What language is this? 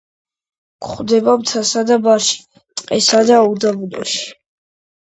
Georgian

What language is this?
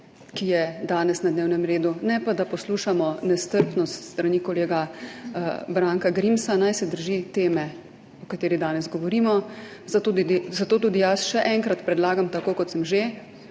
Slovenian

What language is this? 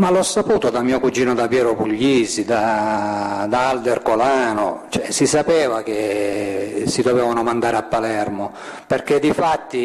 Italian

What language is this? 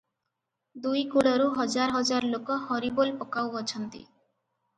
Odia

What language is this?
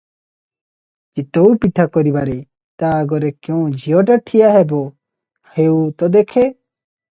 Odia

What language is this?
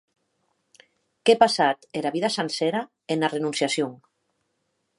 Occitan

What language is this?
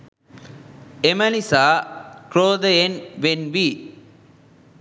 Sinhala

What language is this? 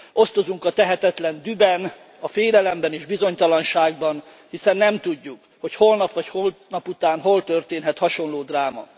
Hungarian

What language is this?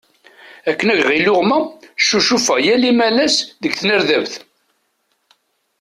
Kabyle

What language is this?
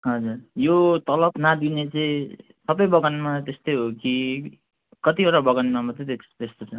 Nepali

